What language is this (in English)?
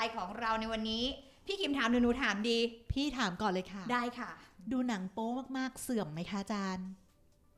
Thai